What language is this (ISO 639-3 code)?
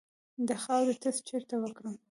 pus